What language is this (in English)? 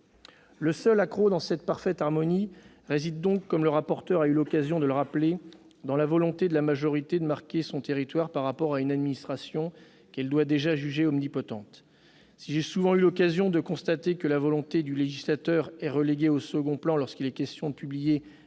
French